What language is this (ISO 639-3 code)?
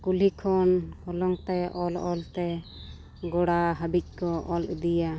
sat